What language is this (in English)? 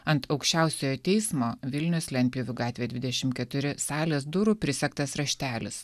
Lithuanian